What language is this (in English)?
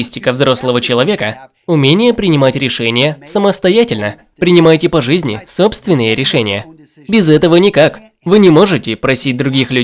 Russian